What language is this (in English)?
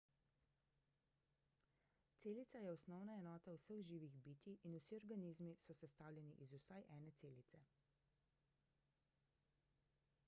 Slovenian